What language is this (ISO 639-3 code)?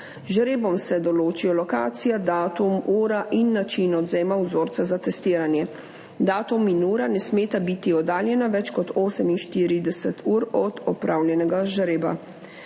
slv